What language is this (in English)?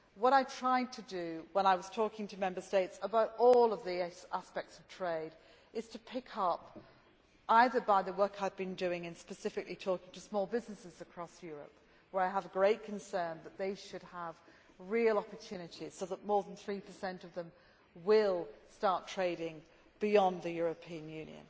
English